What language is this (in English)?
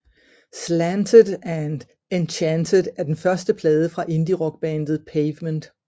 Danish